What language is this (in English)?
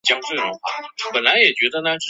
Chinese